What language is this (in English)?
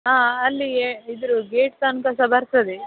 Kannada